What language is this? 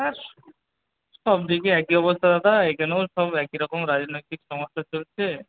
Bangla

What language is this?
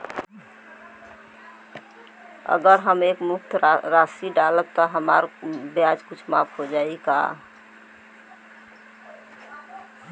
Bhojpuri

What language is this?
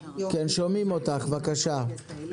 Hebrew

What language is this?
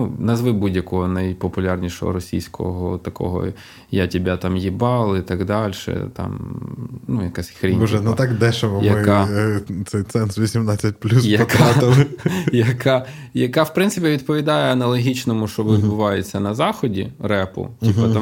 Ukrainian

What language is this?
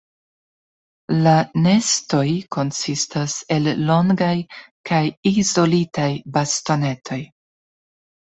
Esperanto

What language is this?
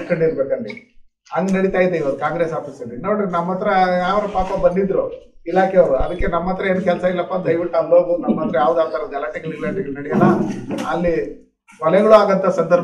Indonesian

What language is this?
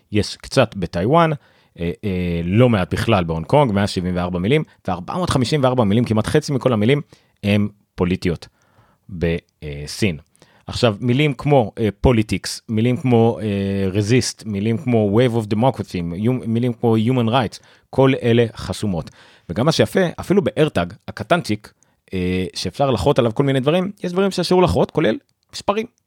Hebrew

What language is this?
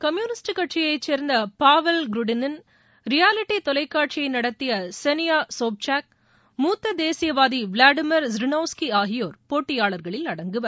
Tamil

